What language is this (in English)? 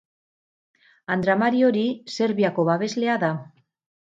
Basque